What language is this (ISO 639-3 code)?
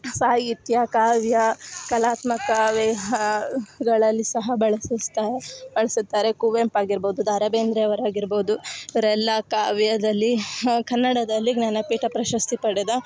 kan